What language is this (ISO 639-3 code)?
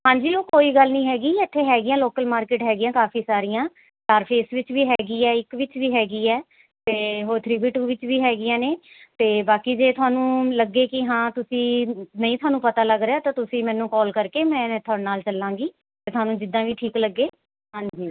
pan